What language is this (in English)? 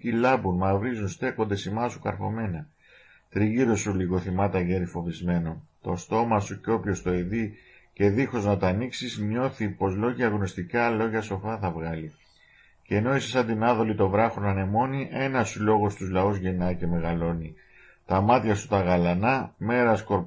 Greek